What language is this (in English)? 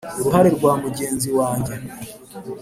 Kinyarwanda